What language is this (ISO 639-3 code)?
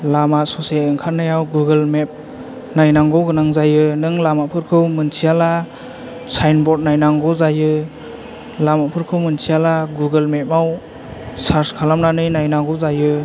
brx